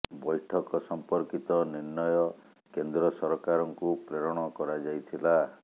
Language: Odia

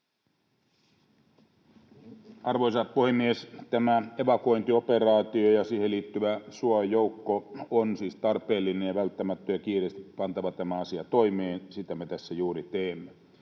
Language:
Finnish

